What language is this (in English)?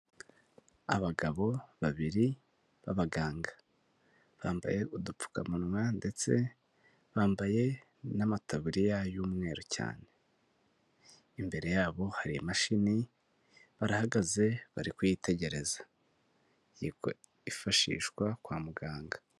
Kinyarwanda